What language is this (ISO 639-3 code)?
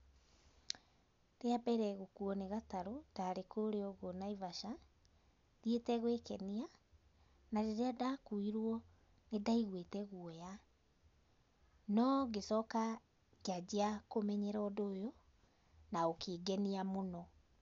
kik